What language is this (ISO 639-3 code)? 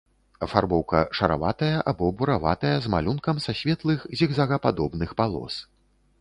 bel